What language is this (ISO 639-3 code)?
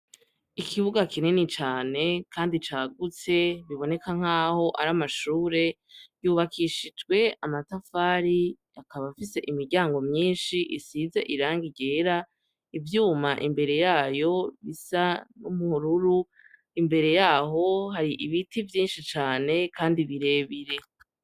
run